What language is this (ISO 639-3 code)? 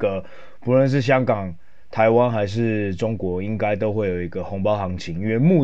zho